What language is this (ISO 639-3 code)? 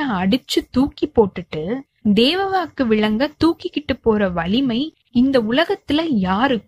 tam